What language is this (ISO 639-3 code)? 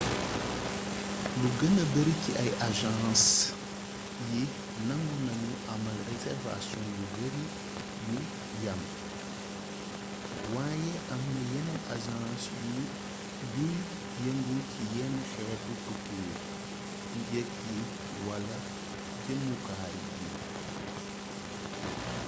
wol